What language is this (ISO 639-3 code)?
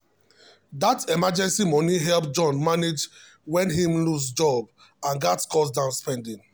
pcm